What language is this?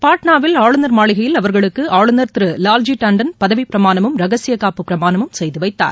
Tamil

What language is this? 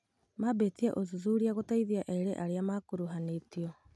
Kikuyu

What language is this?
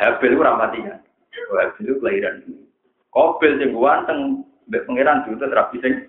Malay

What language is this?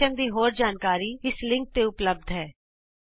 Punjabi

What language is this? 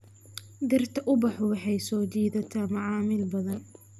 Somali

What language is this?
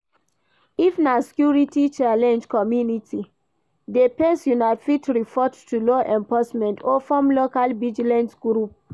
Nigerian Pidgin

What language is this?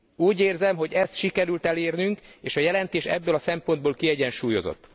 Hungarian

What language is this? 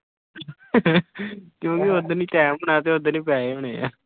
Punjabi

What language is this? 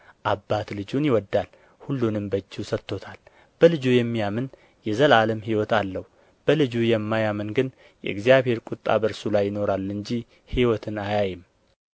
Amharic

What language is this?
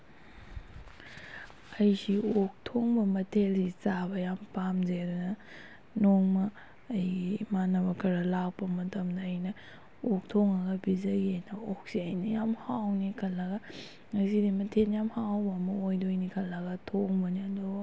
Manipuri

